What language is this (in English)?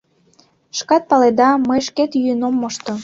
Mari